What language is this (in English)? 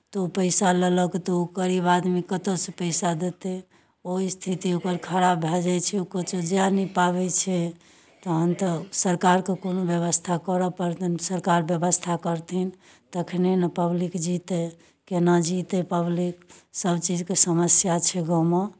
Maithili